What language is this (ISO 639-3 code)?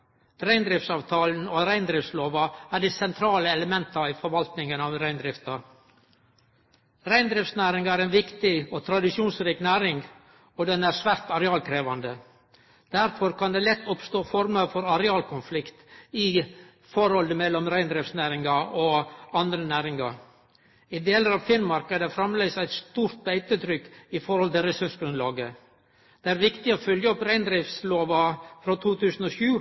nno